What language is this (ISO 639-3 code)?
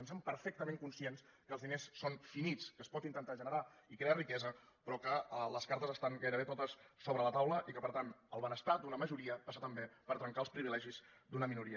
cat